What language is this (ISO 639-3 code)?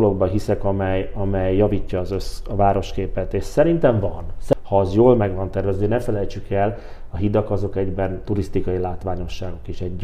hun